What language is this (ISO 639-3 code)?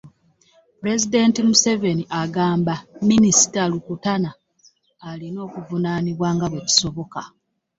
lug